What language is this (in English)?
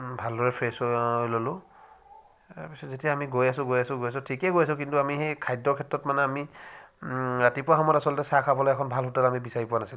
Assamese